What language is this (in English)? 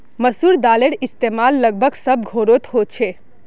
Magahi